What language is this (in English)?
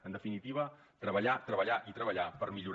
Catalan